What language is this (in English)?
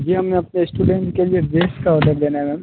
Hindi